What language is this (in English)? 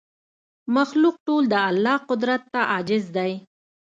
Pashto